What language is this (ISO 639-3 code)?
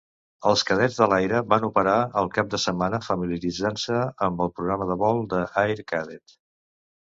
cat